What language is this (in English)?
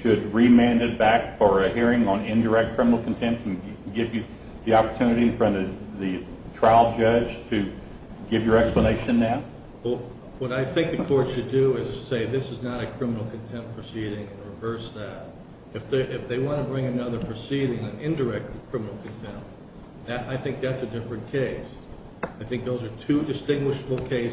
English